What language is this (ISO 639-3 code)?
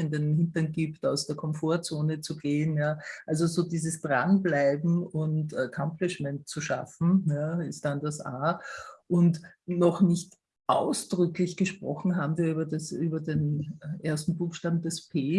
deu